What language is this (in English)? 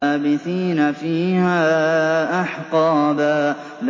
Arabic